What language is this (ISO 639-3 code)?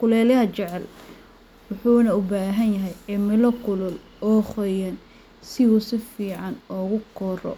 som